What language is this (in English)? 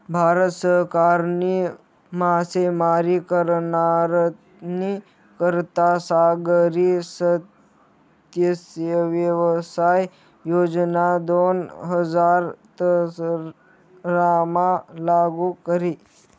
Marathi